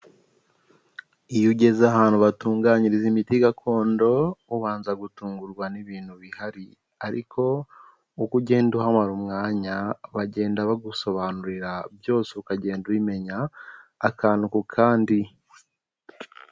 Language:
Kinyarwanda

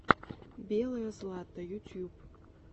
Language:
Russian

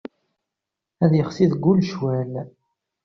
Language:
Kabyle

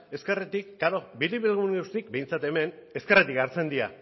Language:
Basque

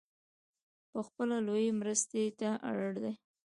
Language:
Pashto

